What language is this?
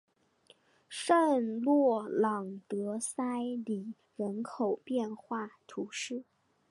Chinese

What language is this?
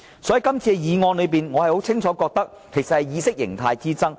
Cantonese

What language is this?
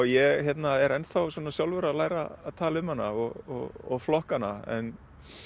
Icelandic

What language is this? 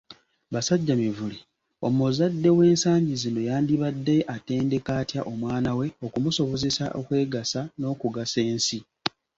Ganda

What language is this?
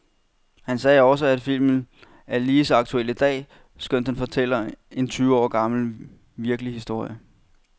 Danish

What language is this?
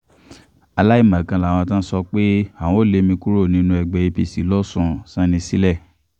Yoruba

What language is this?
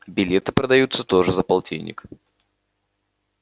Russian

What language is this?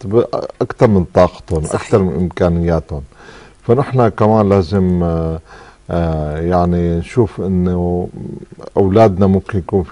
Arabic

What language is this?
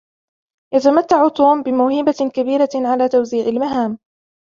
Arabic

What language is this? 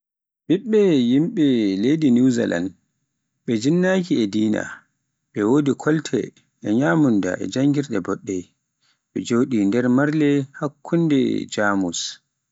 Pular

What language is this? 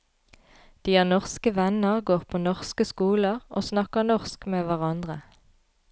Norwegian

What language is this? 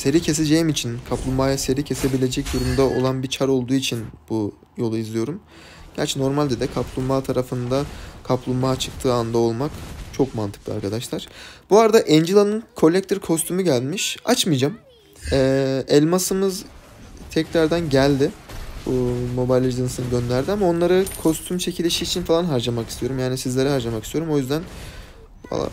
Turkish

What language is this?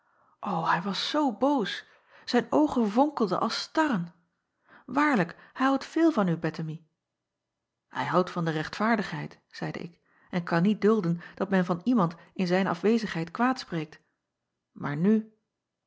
Dutch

